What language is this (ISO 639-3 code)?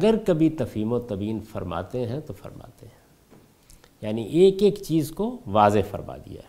urd